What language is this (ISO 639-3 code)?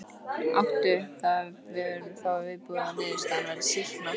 isl